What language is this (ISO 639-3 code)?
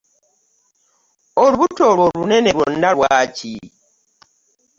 lug